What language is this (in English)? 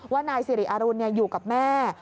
Thai